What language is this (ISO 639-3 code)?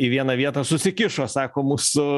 lit